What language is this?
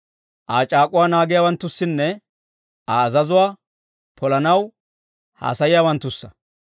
Dawro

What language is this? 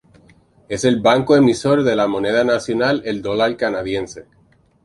Spanish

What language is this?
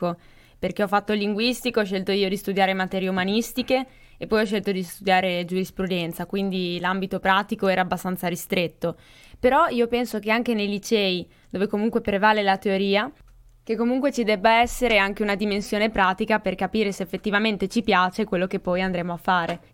Italian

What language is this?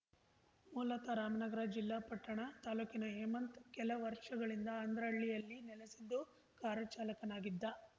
Kannada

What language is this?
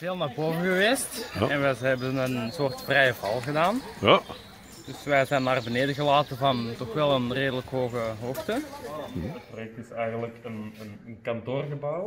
Dutch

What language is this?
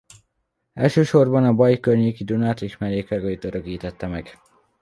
Hungarian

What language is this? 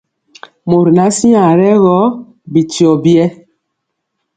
Mpiemo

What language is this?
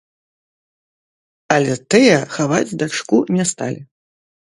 Belarusian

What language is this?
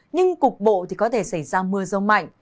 Vietnamese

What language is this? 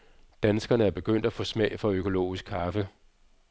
Danish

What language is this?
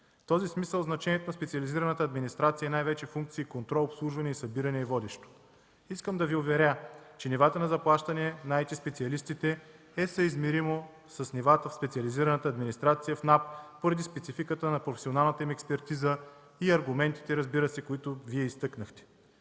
Bulgarian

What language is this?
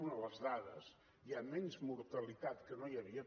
Catalan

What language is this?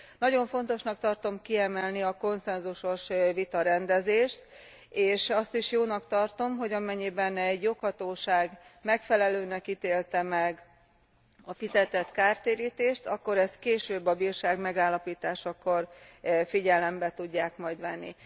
Hungarian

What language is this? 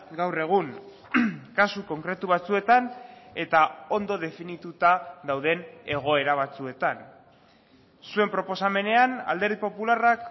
Basque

